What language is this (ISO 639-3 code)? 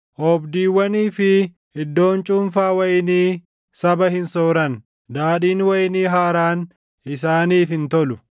orm